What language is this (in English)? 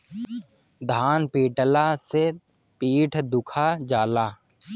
Bhojpuri